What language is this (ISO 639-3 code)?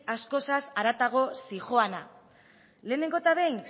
eus